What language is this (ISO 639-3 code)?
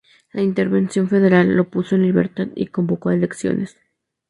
spa